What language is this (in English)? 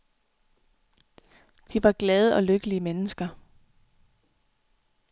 Danish